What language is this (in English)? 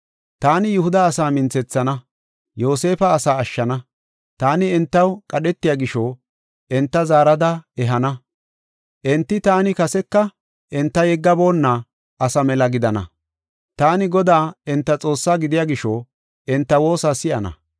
Gofa